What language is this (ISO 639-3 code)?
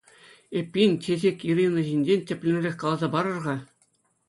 chv